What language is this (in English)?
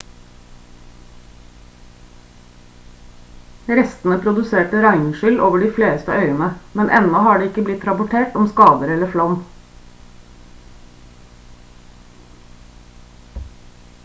Norwegian Bokmål